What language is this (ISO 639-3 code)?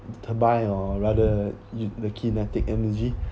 eng